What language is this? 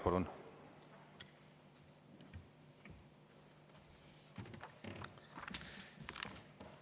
Estonian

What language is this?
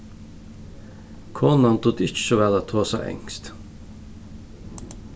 Faroese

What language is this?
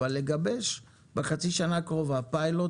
Hebrew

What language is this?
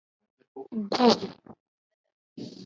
Aja (Benin)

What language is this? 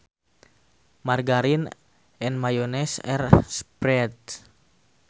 Sundanese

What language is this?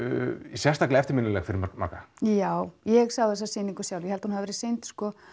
Icelandic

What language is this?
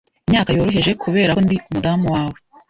Kinyarwanda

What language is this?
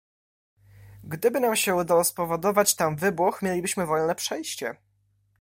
Polish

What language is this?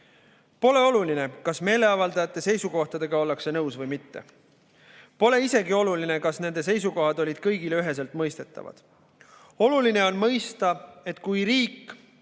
Estonian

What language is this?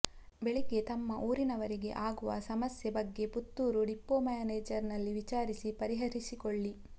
Kannada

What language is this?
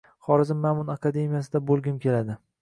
Uzbek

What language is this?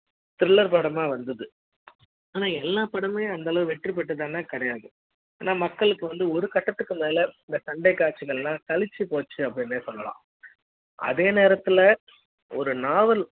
Tamil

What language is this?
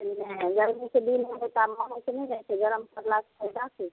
Maithili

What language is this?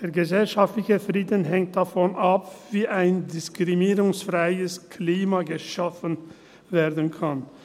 Swiss German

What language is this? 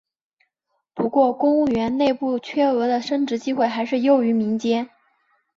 Chinese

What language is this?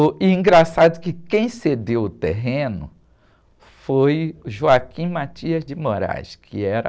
Portuguese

